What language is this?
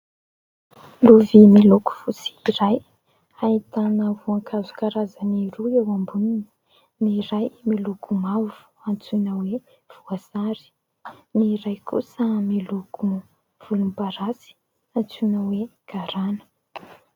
Malagasy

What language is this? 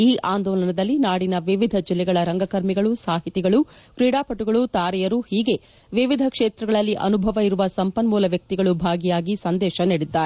Kannada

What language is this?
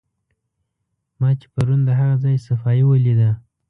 Pashto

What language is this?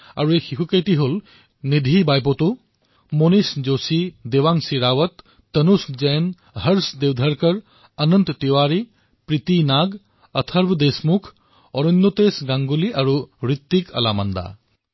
Assamese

